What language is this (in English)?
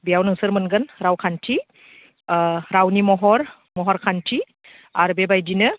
Bodo